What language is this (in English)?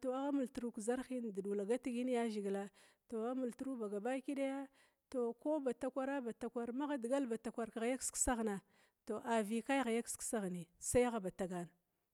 Glavda